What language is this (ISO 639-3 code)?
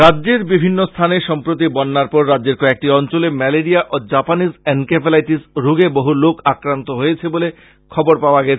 ben